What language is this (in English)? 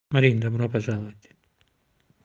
Russian